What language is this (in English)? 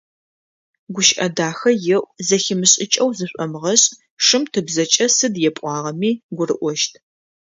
Adyghe